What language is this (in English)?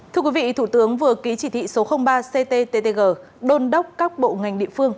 Vietnamese